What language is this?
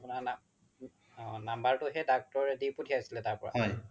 Assamese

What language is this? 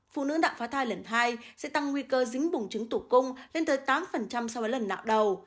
Vietnamese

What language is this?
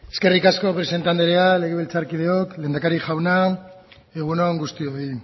Basque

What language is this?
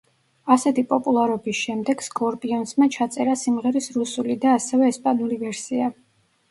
Georgian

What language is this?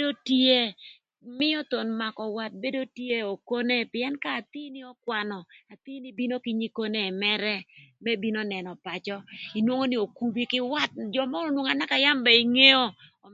Thur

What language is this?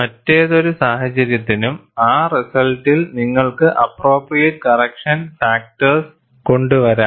Malayalam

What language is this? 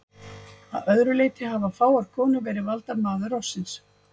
Icelandic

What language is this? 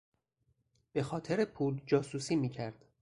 Persian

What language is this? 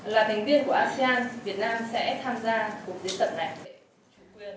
Vietnamese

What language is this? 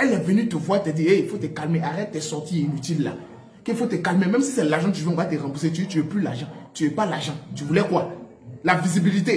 French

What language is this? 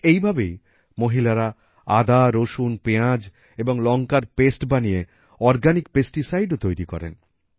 Bangla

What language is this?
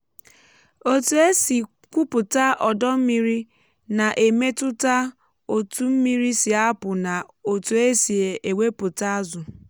Igbo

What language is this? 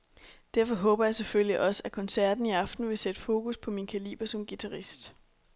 Danish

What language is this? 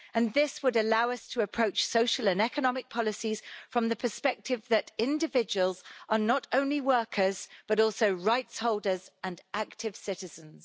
English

